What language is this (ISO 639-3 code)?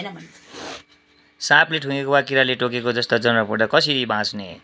nep